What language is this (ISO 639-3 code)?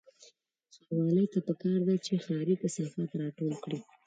pus